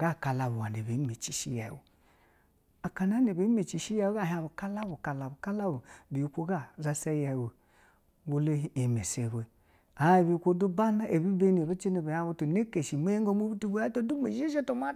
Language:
Basa (Nigeria)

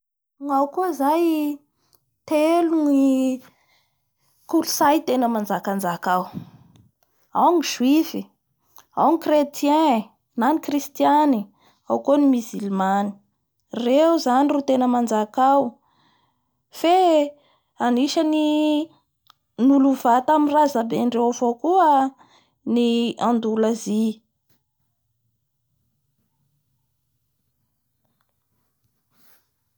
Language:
Bara Malagasy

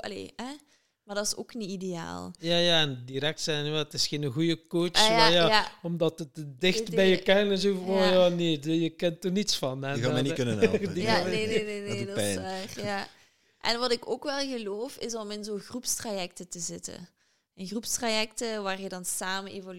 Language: Dutch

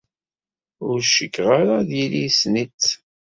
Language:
Kabyle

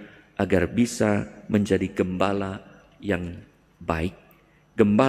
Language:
Indonesian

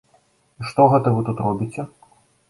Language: Belarusian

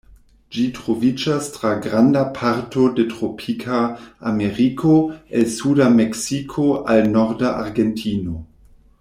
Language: Esperanto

